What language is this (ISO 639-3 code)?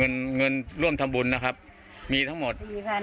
tha